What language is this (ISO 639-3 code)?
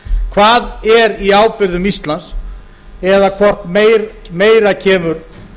isl